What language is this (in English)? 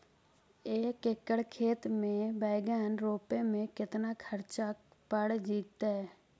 Magahi